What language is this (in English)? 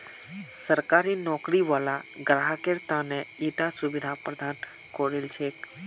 Magahi